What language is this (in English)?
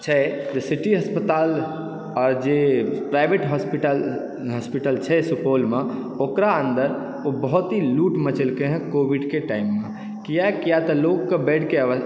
Maithili